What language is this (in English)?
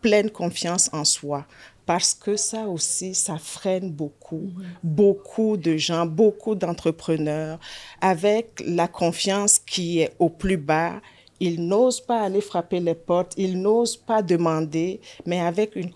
French